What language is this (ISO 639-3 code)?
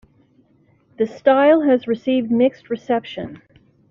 eng